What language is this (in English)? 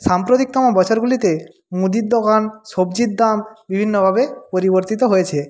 Bangla